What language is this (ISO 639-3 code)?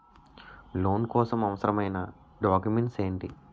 tel